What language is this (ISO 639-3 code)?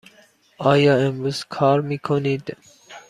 fas